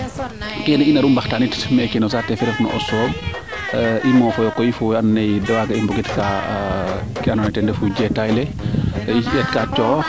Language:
Serer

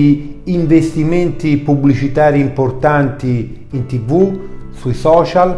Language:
Italian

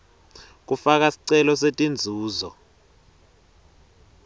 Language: Swati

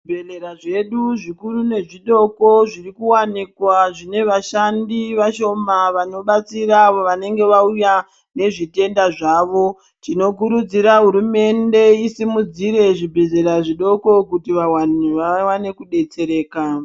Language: Ndau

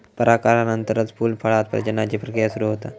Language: Marathi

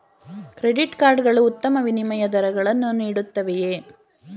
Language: Kannada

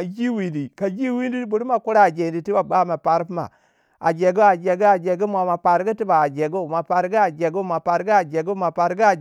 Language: Waja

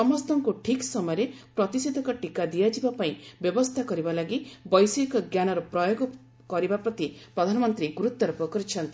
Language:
Odia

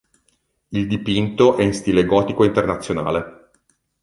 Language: Italian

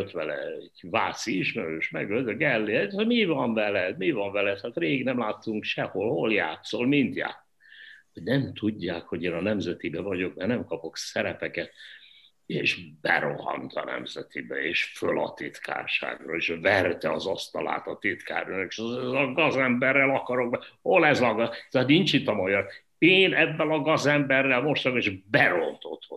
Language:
Hungarian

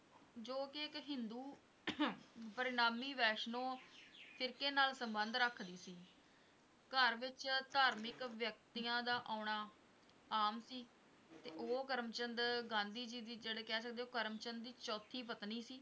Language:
Punjabi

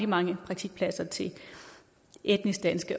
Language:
Danish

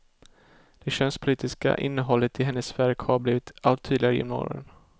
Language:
Swedish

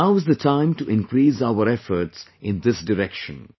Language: English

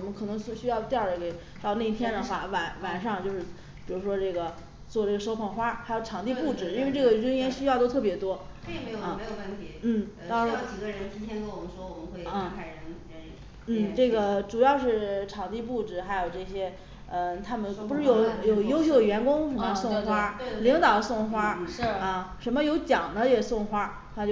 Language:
Chinese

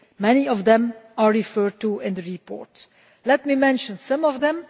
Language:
English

